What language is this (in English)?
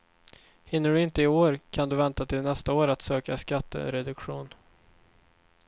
Swedish